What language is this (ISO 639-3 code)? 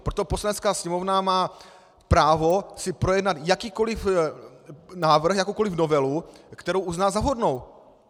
ces